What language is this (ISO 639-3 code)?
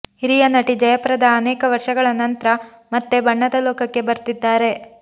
kan